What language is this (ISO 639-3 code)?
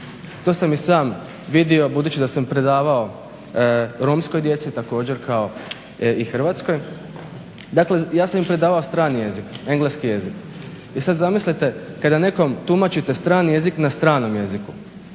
hrv